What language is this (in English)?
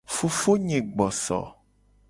Gen